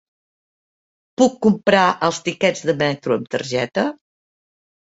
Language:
Catalan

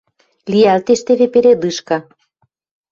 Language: Western Mari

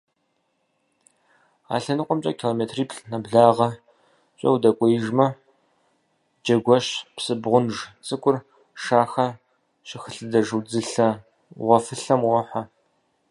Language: Kabardian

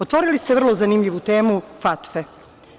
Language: Serbian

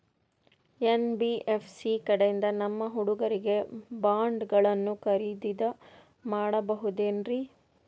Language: Kannada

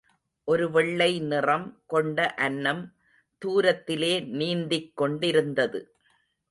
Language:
Tamil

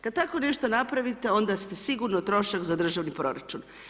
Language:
Croatian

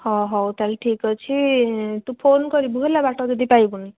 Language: Odia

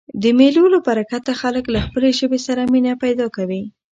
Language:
Pashto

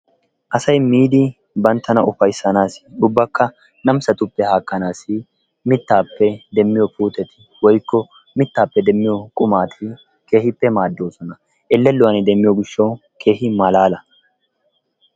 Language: Wolaytta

